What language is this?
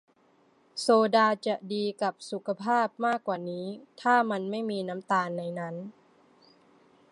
Thai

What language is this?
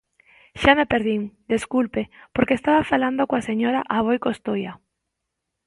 Galician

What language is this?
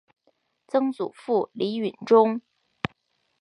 Chinese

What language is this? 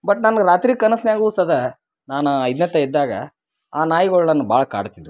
Kannada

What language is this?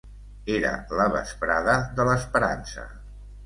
Catalan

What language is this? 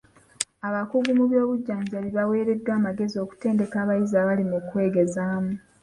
Ganda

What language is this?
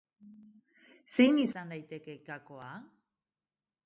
Basque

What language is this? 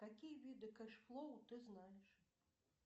Russian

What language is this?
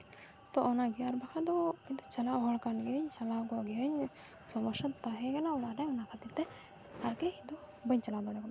Santali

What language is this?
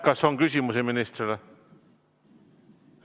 Estonian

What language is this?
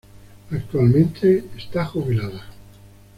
Spanish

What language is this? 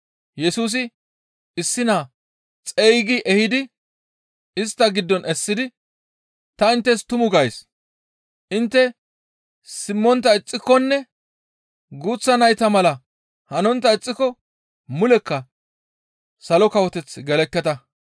Gamo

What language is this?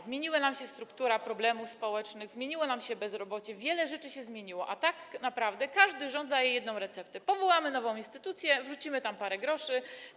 Polish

